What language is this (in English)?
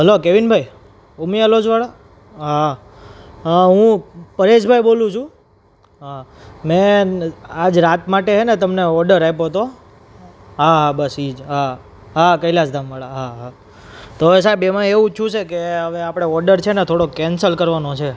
Gujarati